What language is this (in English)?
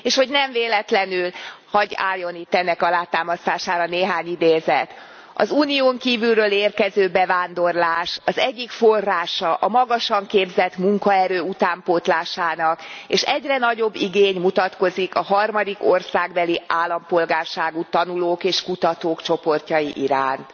Hungarian